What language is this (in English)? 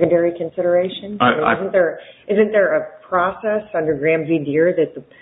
English